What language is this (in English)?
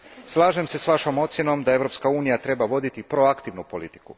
Croatian